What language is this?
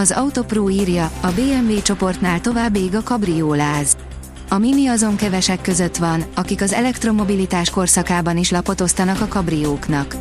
Hungarian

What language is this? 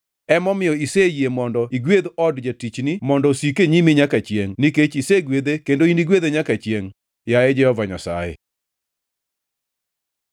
Luo (Kenya and Tanzania)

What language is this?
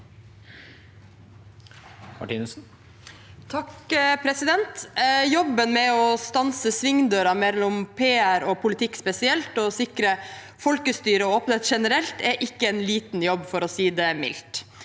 Norwegian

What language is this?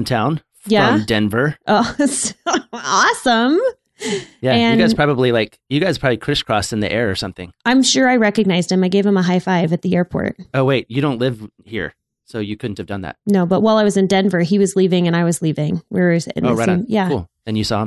English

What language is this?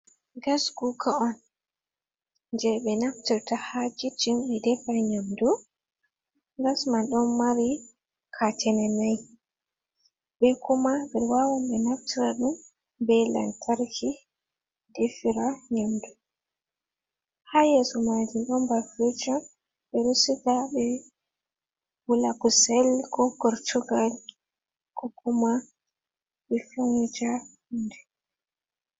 Fula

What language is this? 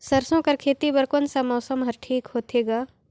Chhattisgarhi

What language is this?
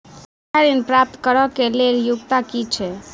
Maithili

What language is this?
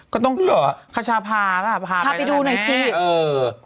Thai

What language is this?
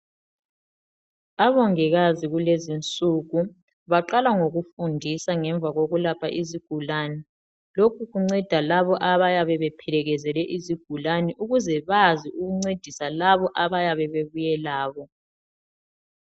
North Ndebele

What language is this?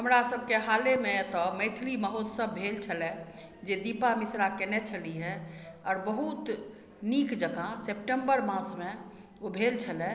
Maithili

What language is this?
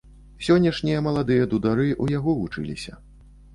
Belarusian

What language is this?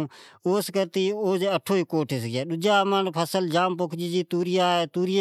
Od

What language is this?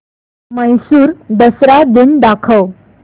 Marathi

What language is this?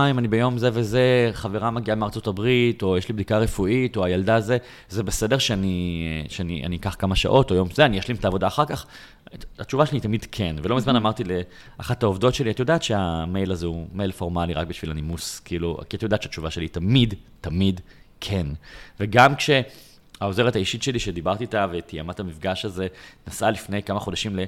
Hebrew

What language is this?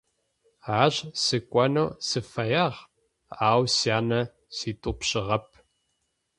Adyghe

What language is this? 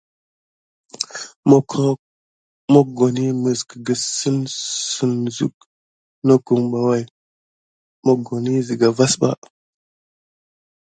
Gidar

